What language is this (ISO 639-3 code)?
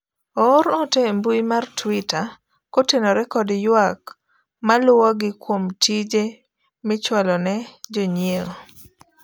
luo